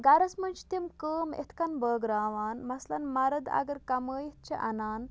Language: Kashmiri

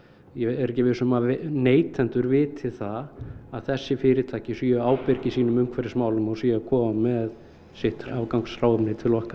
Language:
Icelandic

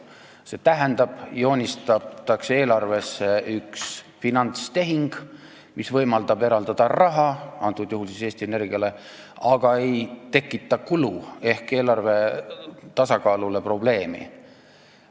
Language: Estonian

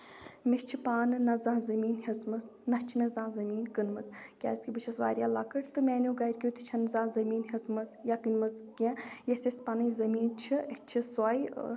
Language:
Kashmiri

